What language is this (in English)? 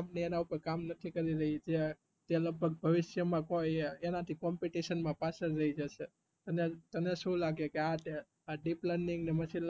Gujarati